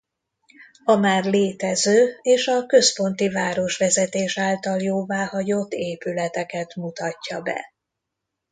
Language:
Hungarian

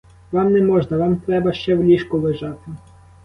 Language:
Ukrainian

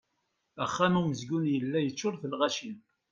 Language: Kabyle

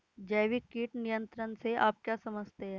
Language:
Hindi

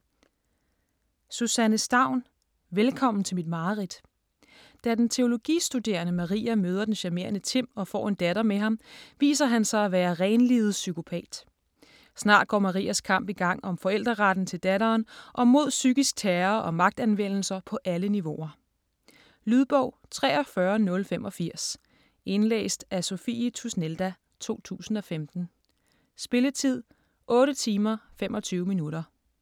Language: Danish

